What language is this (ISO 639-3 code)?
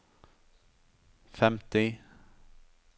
nor